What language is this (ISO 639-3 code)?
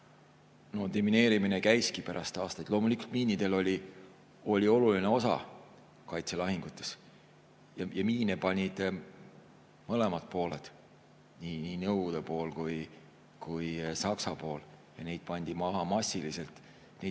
est